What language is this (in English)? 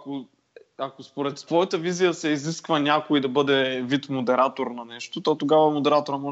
Bulgarian